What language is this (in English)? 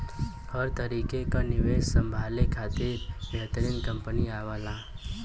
Bhojpuri